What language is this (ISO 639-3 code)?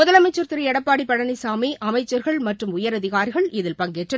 tam